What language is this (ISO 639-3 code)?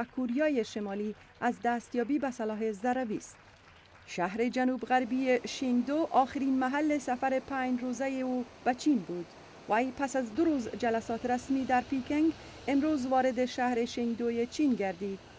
fas